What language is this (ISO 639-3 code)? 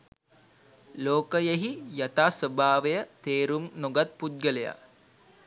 sin